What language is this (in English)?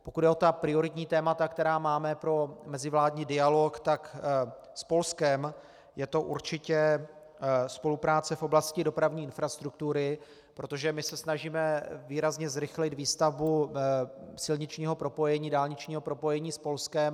Czech